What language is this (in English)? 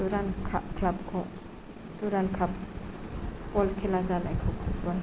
Bodo